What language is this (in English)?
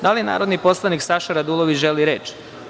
Serbian